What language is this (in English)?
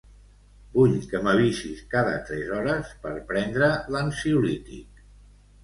Catalan